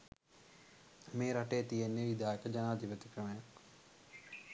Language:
Sinhala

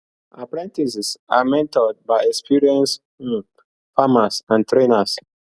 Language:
Nigerian Pidgin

